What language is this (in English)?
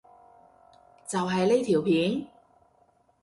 Cantonese